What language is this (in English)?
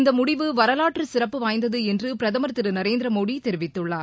Tamil